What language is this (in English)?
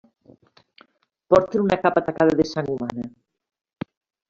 Catalan